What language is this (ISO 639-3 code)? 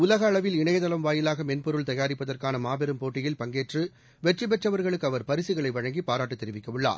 tam